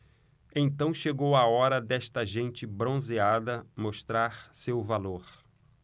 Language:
Portuguese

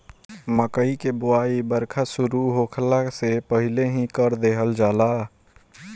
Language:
Bhojpuri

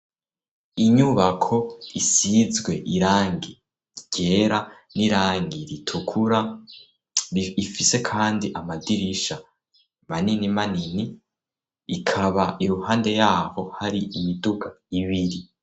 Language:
Rundi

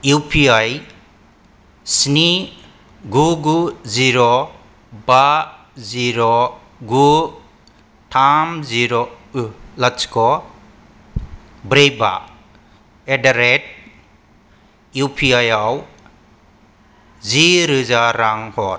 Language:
Bodo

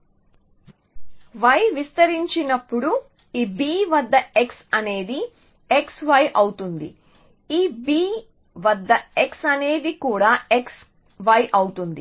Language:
Telugu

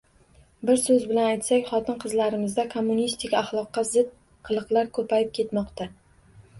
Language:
Uzbek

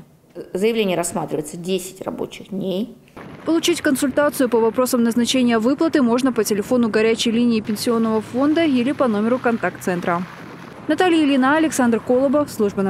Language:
Russian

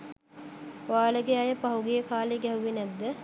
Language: Sinhala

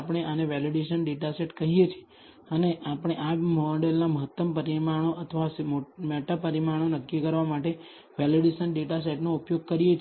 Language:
Gujarati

